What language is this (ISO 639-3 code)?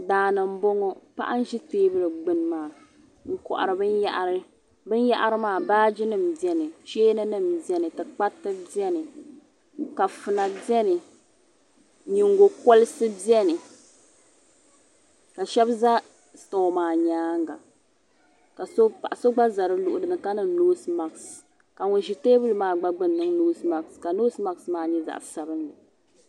dag